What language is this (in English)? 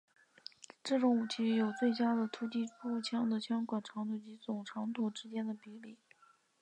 Chinese